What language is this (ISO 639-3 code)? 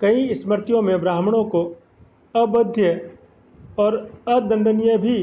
hin